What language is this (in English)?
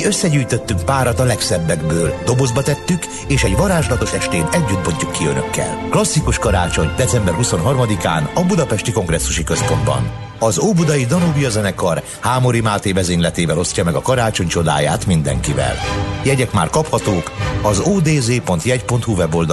Hungarian